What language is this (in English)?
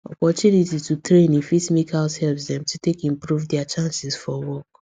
Nigerian Pidgin